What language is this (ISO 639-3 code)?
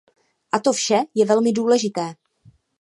ces